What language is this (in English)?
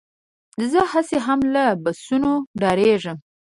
Pashto